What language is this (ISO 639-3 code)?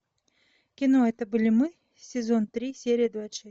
rus